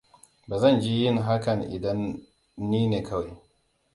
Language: Hausa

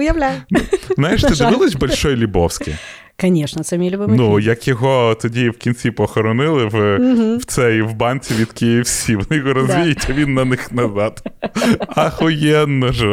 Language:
Ukrainian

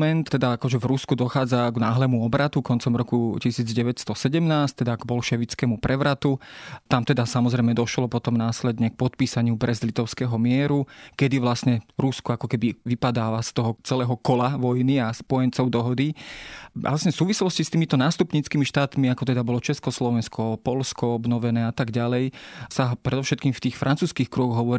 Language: Slovak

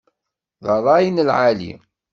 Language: Kabyle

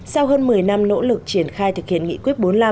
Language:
Vietnamese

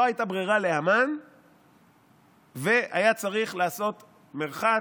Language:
Hebrew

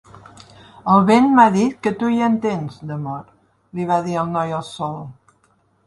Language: Catalan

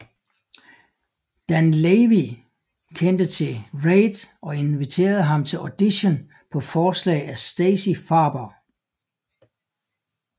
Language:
Danish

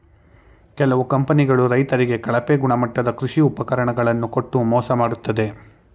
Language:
Kannada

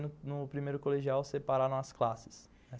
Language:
Portuguese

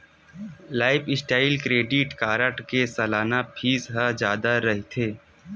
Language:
Chhattisgarhi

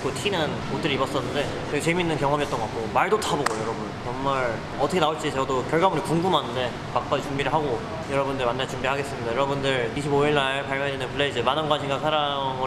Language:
Korean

